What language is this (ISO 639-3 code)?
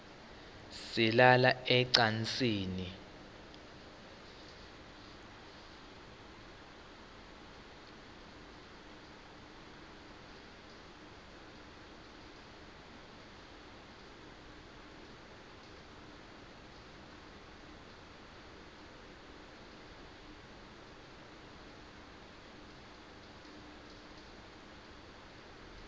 ssw